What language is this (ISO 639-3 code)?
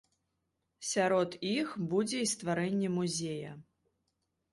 bel